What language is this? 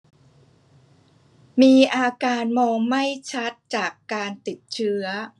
Thai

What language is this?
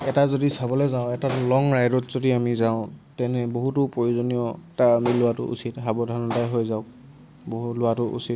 Assamese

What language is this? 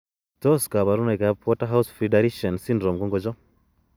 Kalenjin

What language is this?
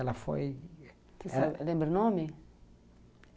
Portuguese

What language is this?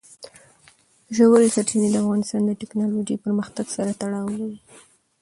Pashto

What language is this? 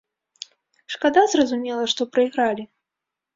Belarusian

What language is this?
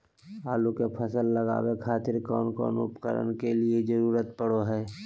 Magahi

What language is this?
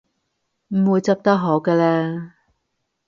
Cantonese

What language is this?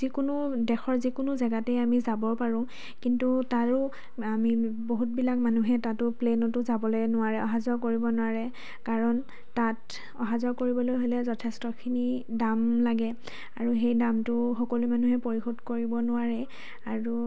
Assamese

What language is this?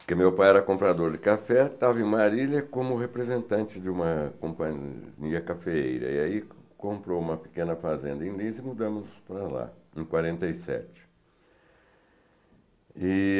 Portuguese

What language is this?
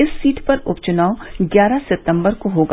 Hindi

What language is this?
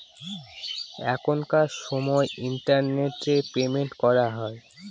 Bangla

